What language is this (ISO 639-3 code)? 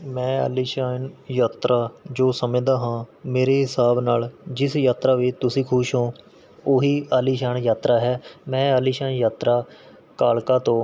pan